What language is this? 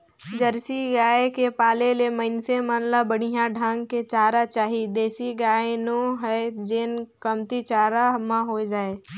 Chhattisgarhi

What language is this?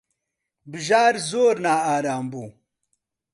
Central Kurdish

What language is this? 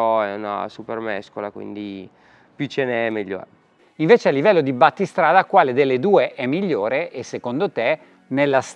Italian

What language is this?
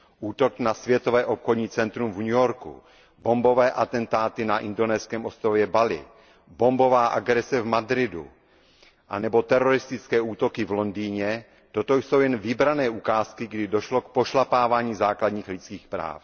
Czech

